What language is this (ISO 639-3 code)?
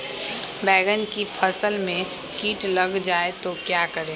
mag